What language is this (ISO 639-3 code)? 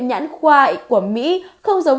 vie